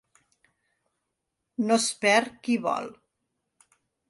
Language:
Catalan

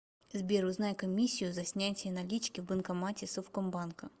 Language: Russian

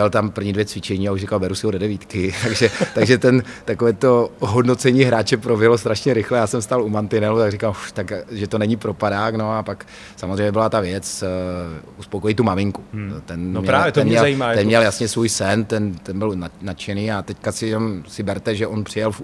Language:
Czech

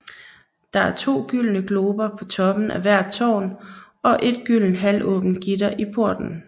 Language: Danish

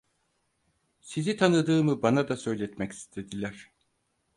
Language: Turkish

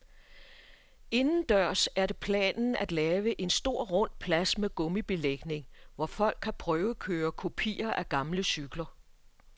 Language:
Danish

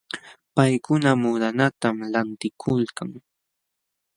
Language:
Jauja Wanca Quechua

